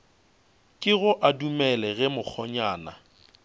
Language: Northern Sotho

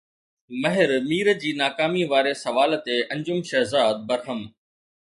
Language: Sindhi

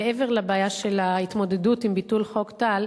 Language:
Hebrew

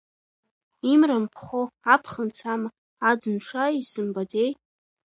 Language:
Abkhazian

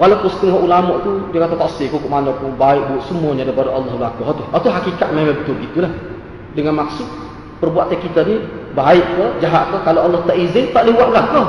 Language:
Malay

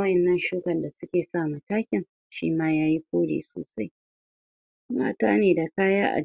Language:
Hausa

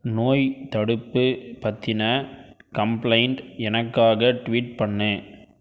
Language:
Tamil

